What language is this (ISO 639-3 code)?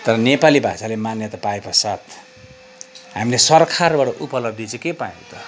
nep